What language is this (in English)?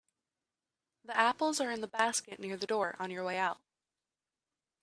English